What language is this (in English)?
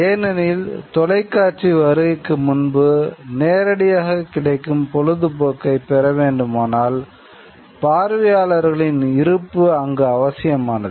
Tamil